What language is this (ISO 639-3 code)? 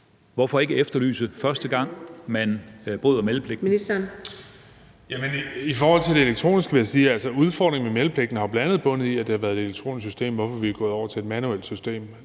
dan